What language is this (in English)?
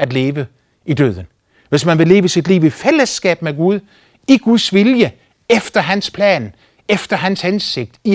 Danish